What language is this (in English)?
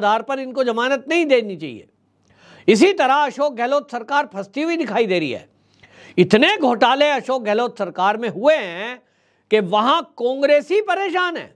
Hindi